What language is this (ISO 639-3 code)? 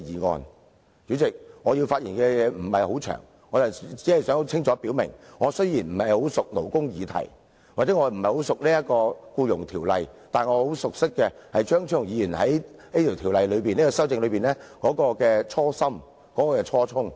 yue